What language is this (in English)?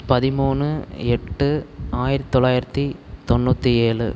Tamil